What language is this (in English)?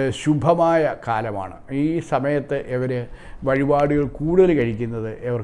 Italian